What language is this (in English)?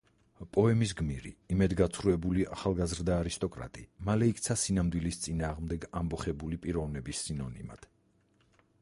Georgian